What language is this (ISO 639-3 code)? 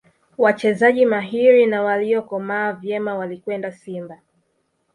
swa